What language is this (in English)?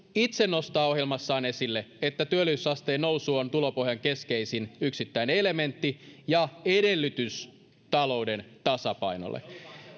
Finnish